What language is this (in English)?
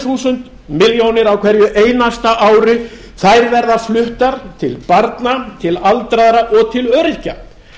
Icelandic